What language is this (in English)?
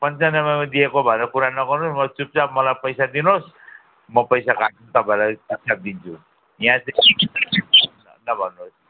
Nepali